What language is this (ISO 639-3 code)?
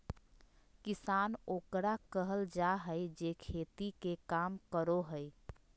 mag